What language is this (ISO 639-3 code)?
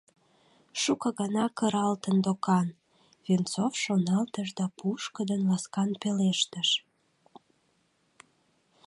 chm